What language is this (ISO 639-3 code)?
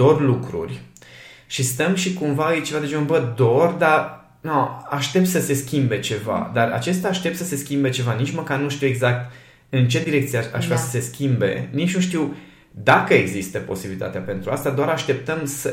ron